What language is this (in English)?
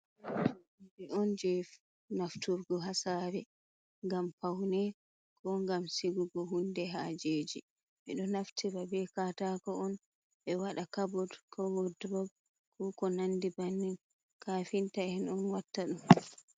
Fula